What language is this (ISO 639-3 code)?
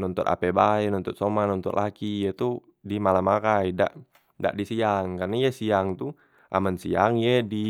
mui